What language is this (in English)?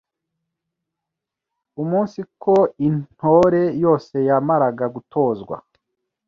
Kinyarwanda